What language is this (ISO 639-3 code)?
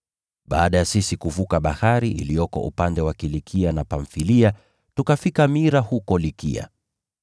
swa